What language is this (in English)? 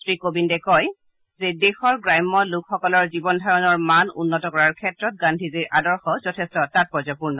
Assamese